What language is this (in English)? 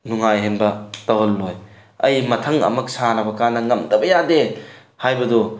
Manipuri